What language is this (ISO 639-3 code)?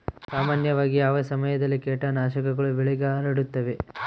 kan